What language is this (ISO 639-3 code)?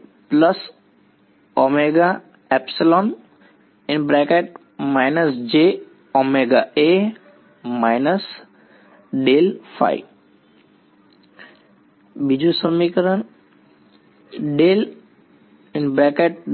guj